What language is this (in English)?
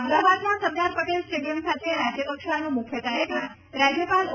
Gujarati